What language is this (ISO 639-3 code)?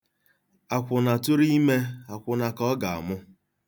ibo